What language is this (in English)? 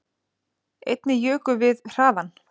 Icelandic